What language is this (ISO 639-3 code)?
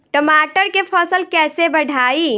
bho